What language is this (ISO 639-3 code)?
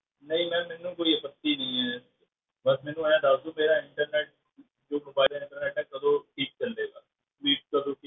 pan